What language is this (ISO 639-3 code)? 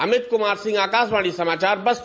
hin